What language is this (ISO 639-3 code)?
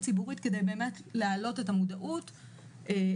heb